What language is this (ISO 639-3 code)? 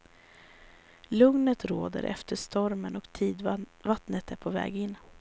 swe